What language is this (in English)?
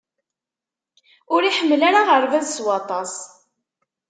Kabyle